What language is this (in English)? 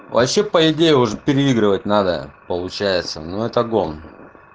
Russian